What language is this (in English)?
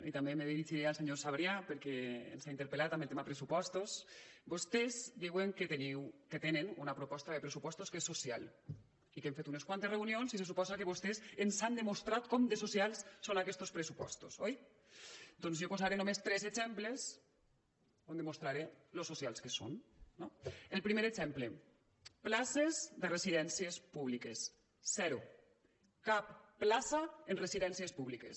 Catalan